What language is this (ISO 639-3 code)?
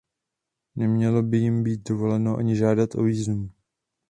ces